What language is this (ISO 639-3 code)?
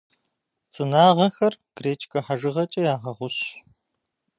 kbd